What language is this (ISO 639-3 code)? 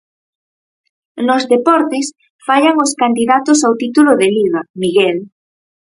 glg